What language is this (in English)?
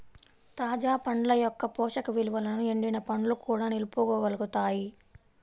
Telugu